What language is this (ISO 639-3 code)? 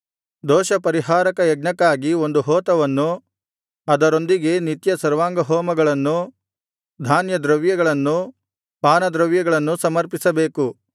kan